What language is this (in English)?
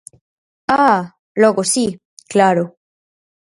Galician